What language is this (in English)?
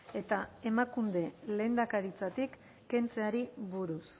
Basque